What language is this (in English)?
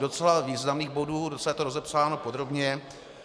Czech